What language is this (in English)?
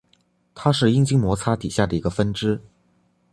Chinese